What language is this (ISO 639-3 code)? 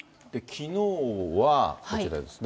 jpn